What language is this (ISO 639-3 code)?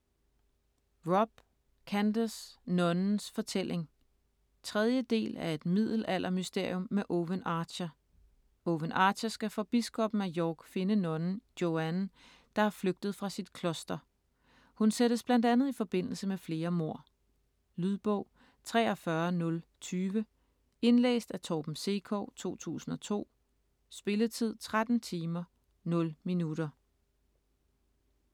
dan